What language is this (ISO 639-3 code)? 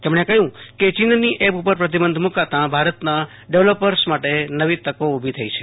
guj